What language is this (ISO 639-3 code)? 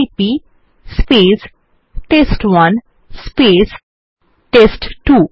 ben